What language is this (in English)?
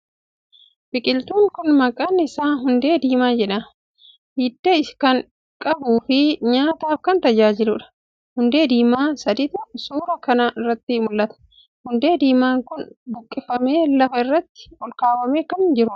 Oromo